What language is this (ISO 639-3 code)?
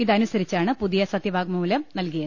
mal